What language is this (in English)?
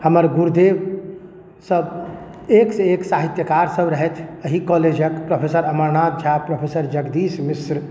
Maithili